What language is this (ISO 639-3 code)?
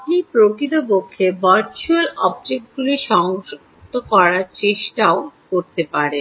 ben